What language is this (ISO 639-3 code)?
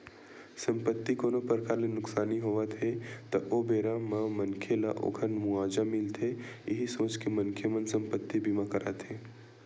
hne